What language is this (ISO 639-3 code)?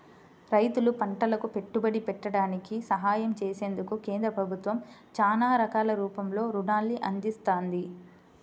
tel